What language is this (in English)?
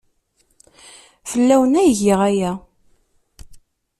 Kabyle